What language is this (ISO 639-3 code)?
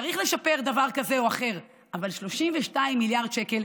heb